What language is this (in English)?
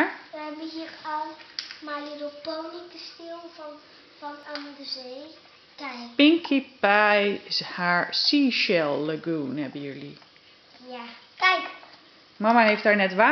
Dutch